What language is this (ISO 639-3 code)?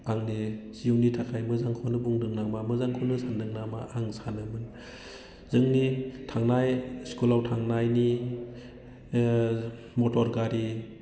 brx